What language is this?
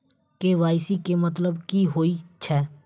Maithili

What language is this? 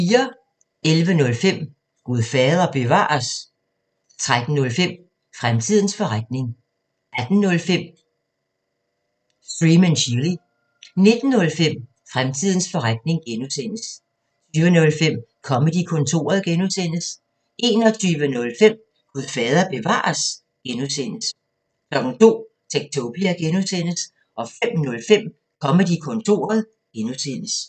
Danish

